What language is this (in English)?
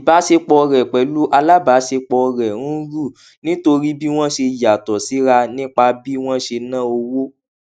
Yoruba